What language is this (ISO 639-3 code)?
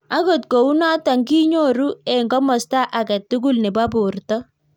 kln